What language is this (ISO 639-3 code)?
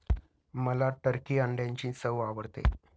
mar